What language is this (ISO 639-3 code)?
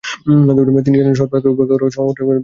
ben